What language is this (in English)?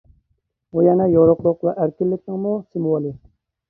Uyghur